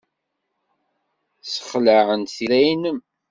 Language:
Kabyle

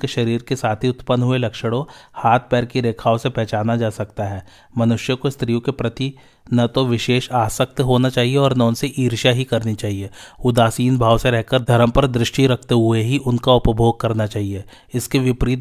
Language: Hindi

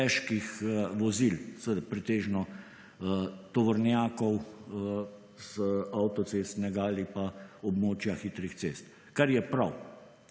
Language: Slovenian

